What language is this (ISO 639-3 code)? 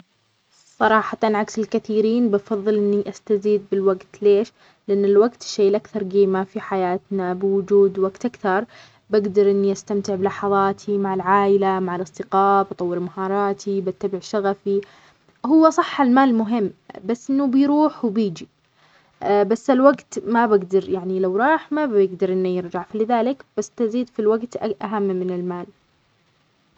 acx